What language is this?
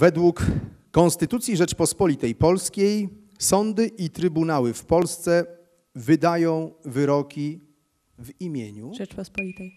Polish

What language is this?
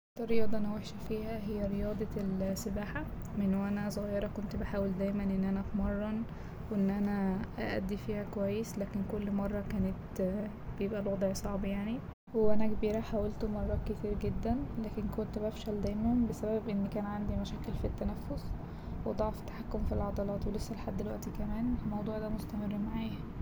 Egyptian Arabic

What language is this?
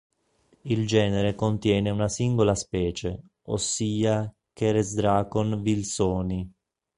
Italian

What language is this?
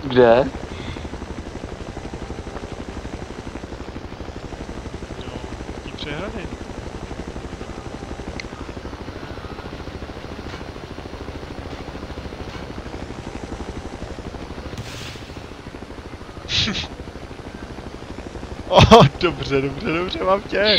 Czech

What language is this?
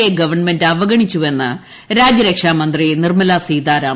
Malayalam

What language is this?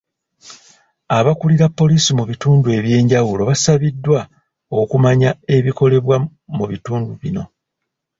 Ganda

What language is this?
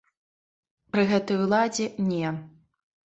Belarusian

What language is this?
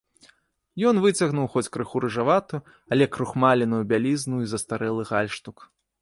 Belarusian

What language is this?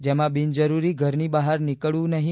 Gujarati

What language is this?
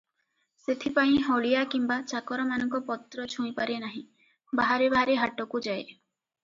Odia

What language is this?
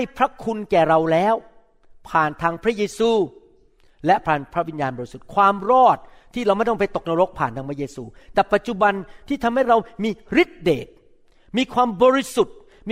Thai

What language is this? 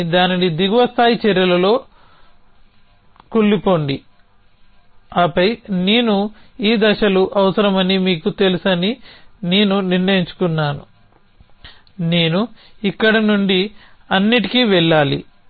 Telugu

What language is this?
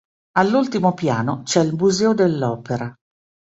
Italian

